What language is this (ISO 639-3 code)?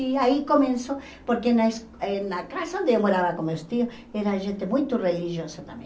por